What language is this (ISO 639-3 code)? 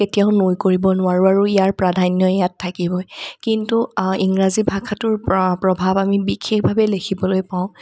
asm